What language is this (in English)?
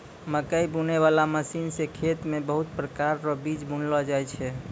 Maithili